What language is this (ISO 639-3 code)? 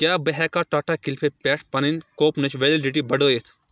kas